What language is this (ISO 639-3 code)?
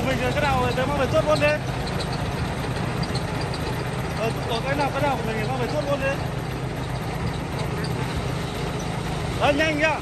vie